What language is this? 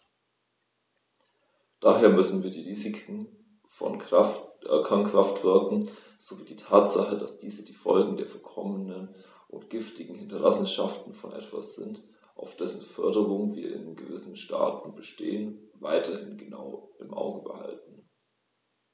German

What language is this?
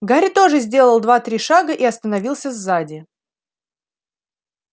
Russian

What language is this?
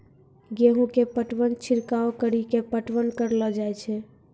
Maithili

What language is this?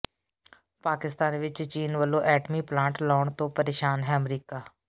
Punjabi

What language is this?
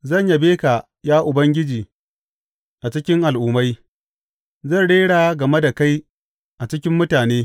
Hausa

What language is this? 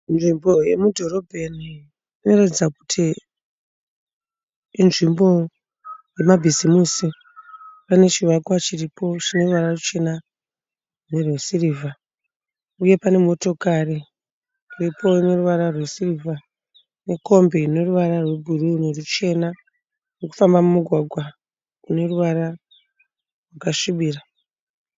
Shona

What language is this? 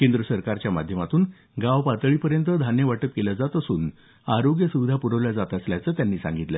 Marathi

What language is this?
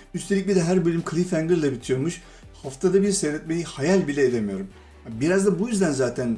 Turkish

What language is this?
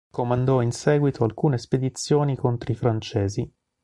Italian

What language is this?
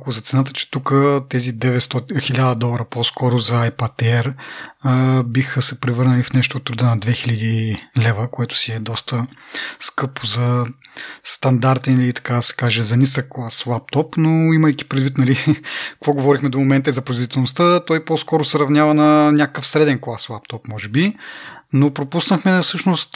Bulgarian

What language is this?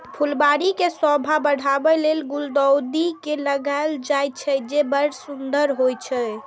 Maithili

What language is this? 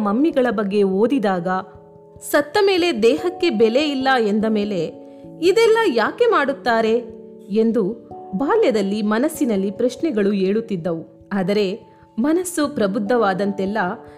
Kannada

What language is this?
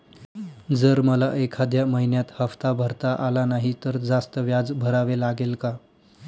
Marathi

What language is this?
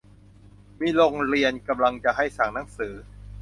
Thai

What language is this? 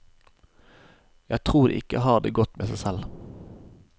Norwegian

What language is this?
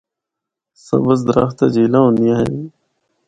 Northern Hindko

